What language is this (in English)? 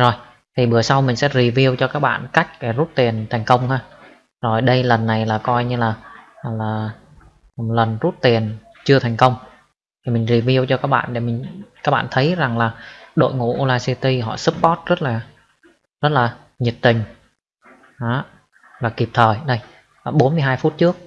Vietnamese